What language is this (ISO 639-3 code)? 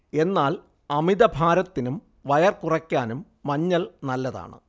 mal